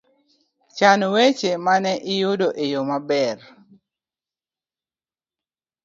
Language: Luo (Kenya and Tanzania)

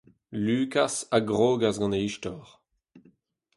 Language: Breton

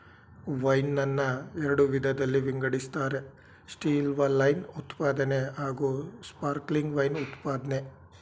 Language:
Kannada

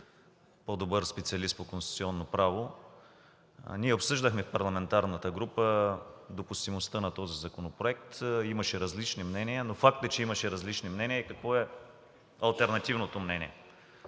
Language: Bulgarian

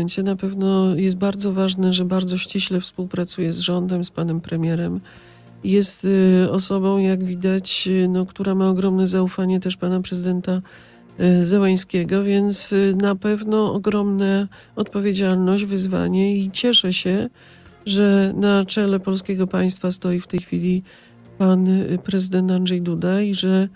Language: Polish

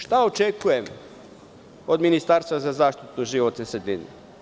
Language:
Serbian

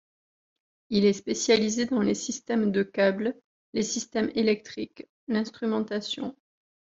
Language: French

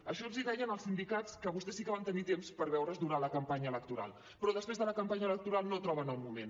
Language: Catalan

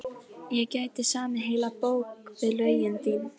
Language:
Icelandic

